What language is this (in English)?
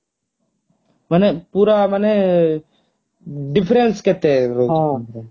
Odia